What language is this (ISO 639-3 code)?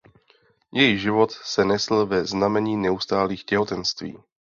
ces